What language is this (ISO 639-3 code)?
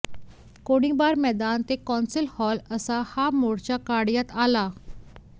mar